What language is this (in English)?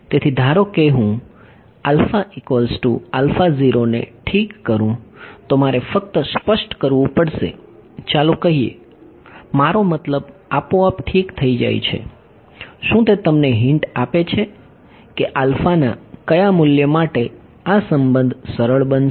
Gujarati